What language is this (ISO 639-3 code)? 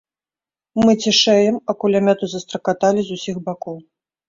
bel